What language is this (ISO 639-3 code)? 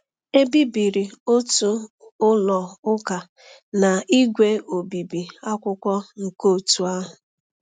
ibo